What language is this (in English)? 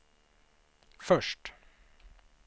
Swedish